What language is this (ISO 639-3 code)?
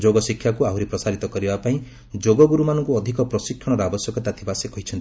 ori